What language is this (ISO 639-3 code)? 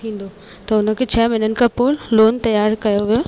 snd